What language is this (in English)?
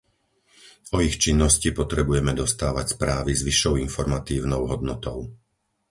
Slovak